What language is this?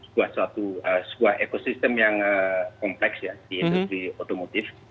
Indonesian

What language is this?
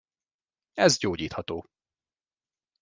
Hungarian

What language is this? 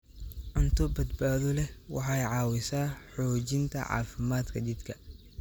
Somali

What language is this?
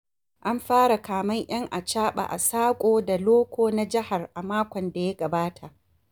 Hausa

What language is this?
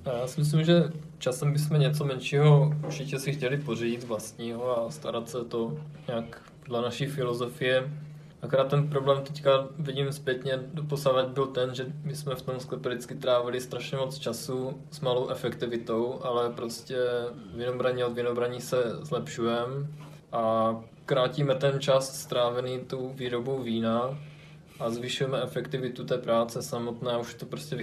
Czech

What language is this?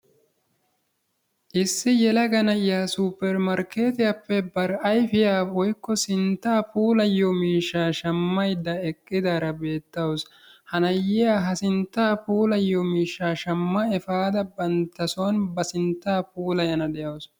Wolaytta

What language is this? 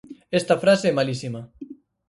Galician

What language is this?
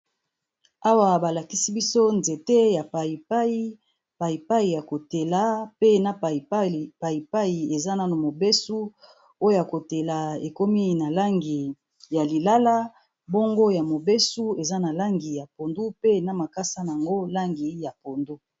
Lingala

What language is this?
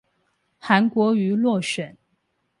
Chinese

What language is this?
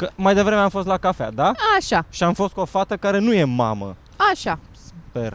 Romanian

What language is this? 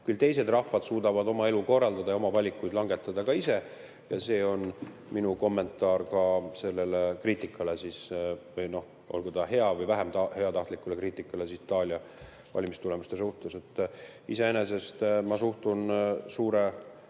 Estonian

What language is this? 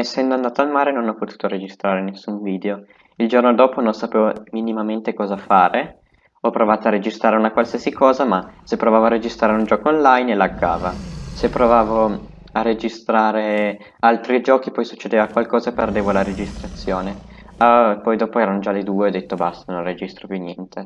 Italian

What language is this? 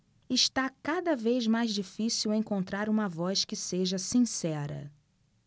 Portuguese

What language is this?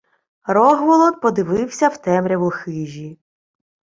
Ukrainian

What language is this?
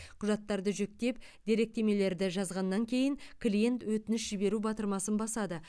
Kazakh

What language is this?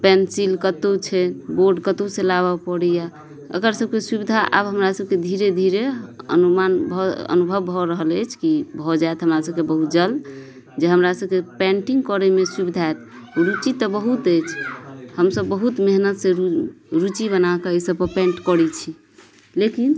Maithili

